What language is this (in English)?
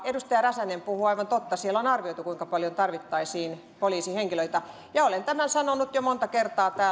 Finnish